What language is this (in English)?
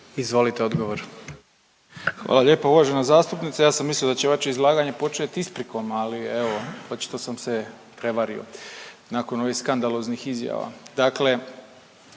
Croatian